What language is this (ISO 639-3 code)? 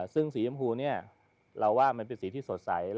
tha